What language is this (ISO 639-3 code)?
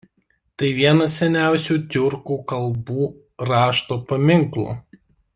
lit